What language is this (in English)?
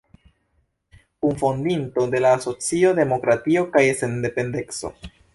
Esperanto